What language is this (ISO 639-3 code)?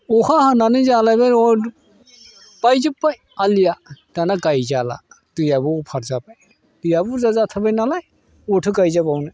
brx